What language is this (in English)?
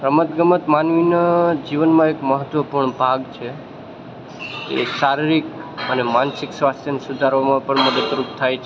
Gujarati